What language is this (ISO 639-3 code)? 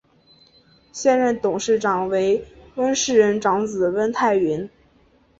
zho